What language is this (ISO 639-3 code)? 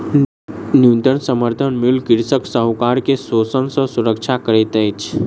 mai